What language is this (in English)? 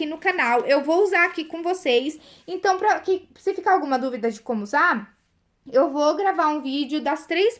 Portuguese